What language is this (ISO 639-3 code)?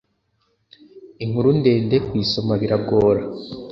kin